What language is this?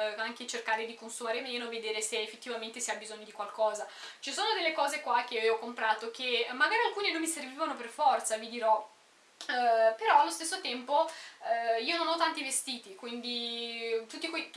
Italian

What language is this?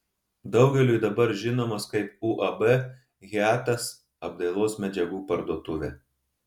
Lithuanian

